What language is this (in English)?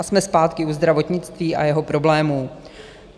Czech